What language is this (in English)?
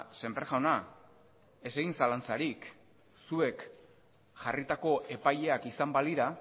Basque